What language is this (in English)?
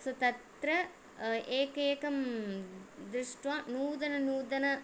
Sanskrit